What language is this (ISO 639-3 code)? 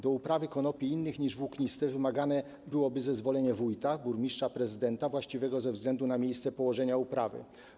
pol